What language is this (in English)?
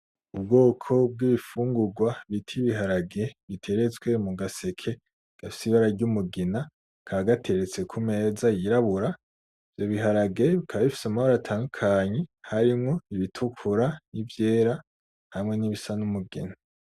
Rundi